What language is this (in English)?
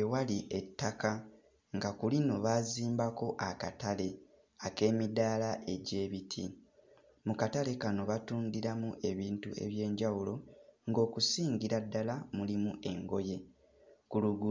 Ganda